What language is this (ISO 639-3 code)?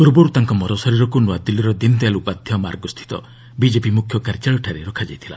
ori